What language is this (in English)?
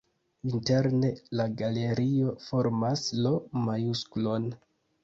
Esperanto